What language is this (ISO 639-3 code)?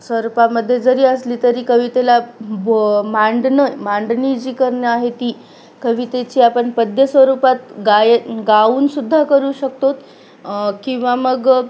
mar